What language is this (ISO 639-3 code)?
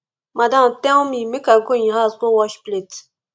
pcm